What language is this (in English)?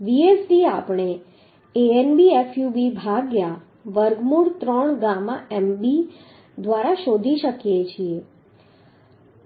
Gujarati